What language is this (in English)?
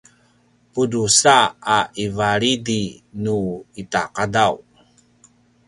Paiwan